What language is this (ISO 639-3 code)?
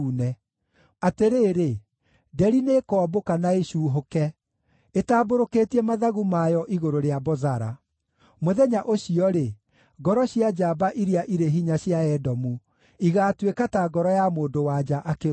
kik